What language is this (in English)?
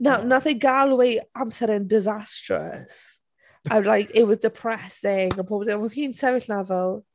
Welsh